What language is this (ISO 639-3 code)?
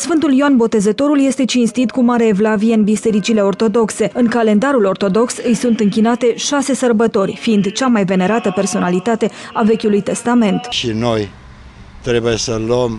ron